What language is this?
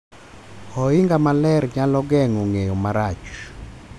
Luo (Kenya and Tanzania)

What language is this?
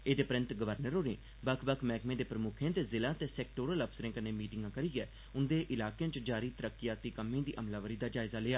Dogri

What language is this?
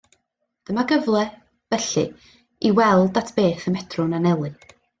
Welsh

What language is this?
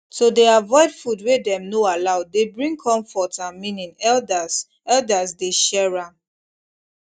Nigerian Pidgin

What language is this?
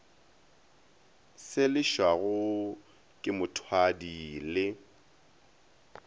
Northern Sotho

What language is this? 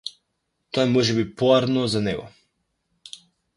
Macedonian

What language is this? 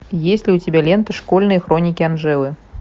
Russian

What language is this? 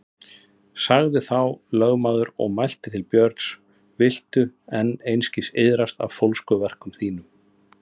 Icelandic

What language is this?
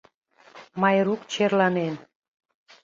Mari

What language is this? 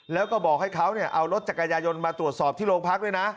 Thai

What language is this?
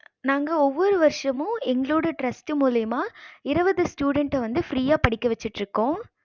Tamil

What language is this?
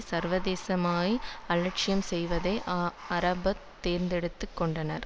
Tamil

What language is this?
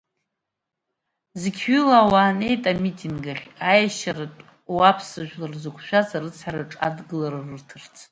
Abkhazian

